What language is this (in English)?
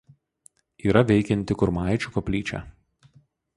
Lithuanian